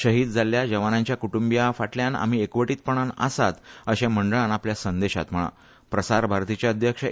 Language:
Konkani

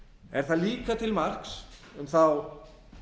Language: Icelandic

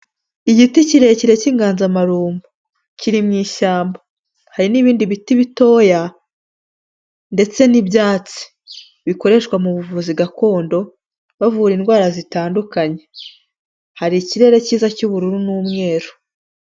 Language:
Kinyarwanda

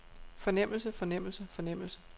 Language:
Danish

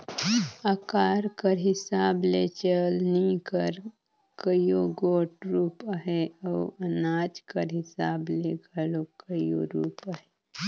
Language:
Chhattisgarhi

